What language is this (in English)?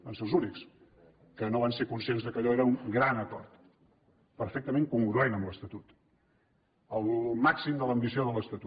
Catalan